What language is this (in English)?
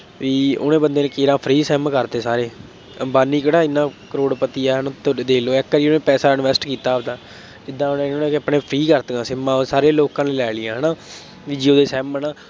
Punjabi